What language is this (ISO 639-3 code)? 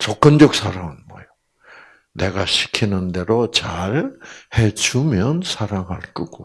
kor